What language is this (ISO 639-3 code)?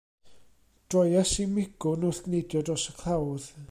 cym